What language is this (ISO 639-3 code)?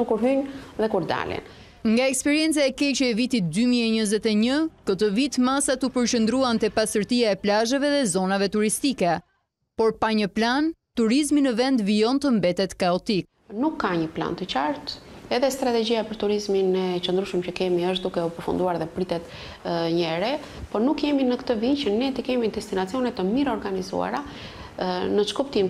ron